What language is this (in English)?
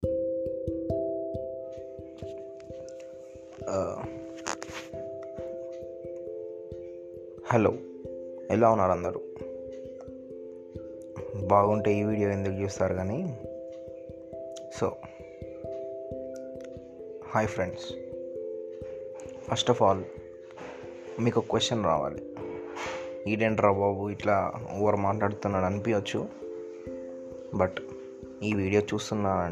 Telugu